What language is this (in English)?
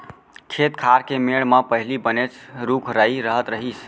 Chhattisgarhi